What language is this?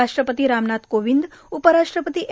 Marathi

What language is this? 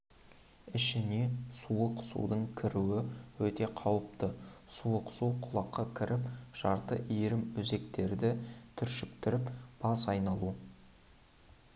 Kazakh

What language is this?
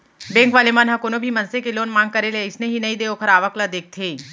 Chhattisgarhi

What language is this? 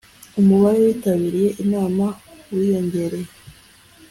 Kinyarwanda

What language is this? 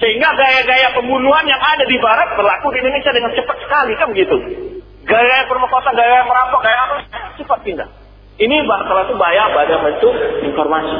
Malay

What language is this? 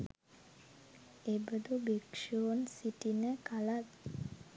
Sinhala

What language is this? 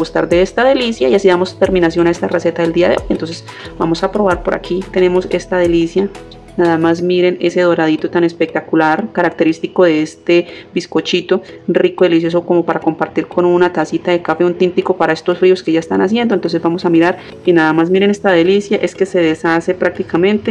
Spanish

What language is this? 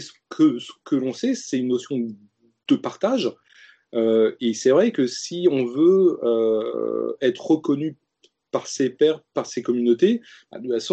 French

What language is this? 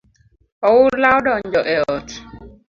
Luo (Kenya and Tanzania)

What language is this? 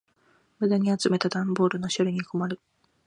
Japanese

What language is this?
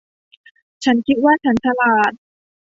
Thai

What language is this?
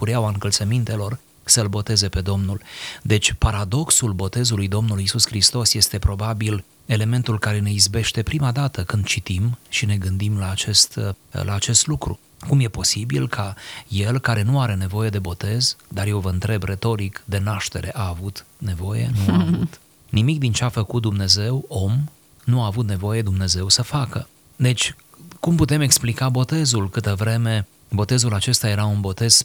Romanian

